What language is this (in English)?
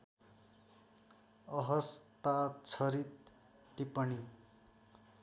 Nepali